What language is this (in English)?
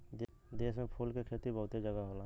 Bhojpuri